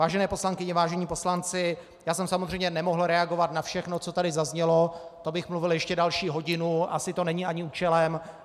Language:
Czech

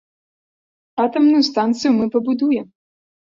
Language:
Belarusian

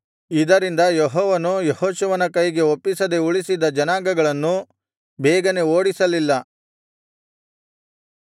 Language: Kannada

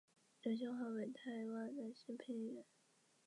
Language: Chinese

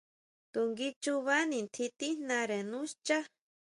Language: Huautla Mazatec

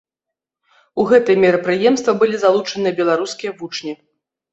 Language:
Belarusian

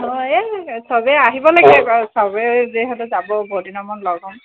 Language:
Assamese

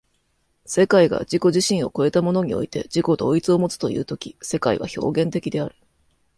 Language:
Japanese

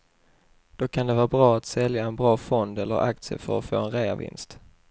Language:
Swedish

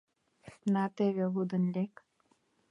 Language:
Mari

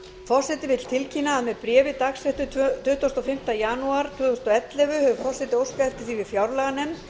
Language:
Icelandic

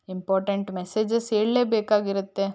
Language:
Kannada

